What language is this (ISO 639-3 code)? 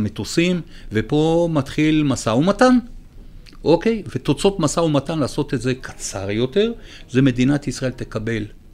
heb